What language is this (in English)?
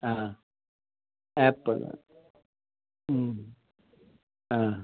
Kannada